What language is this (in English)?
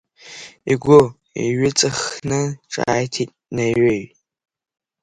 Abkhazian